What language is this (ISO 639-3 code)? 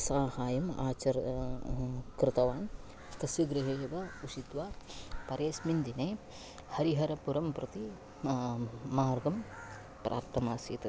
san